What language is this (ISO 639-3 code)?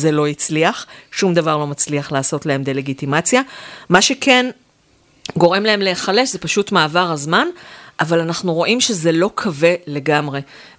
heb